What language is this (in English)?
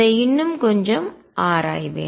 Tamil